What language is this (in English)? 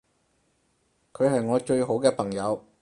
Cantonese